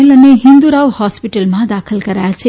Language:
Gujarati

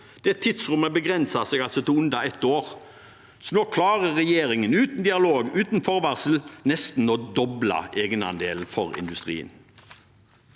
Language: Norwegian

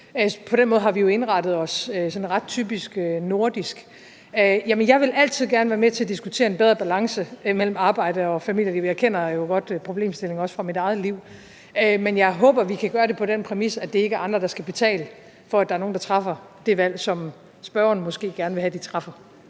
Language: Danish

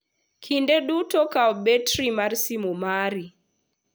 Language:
Luo (Kenya and Tanzania)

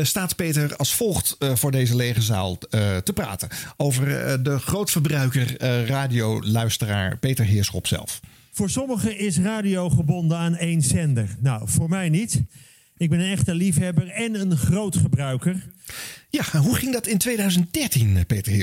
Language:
Dutch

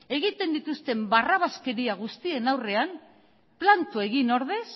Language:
Basque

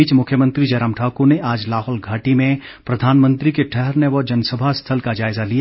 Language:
Hindi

